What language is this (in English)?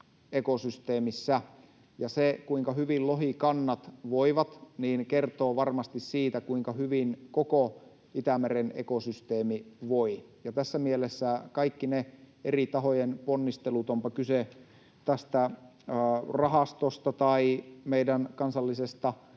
Finnish